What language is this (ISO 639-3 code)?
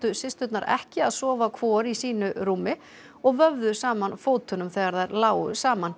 isl